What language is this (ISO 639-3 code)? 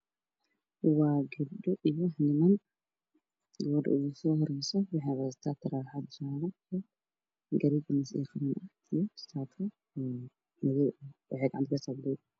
som